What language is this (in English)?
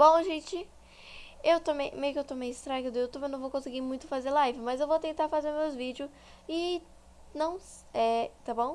Portuguese